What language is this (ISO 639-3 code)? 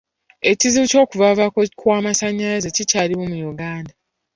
lug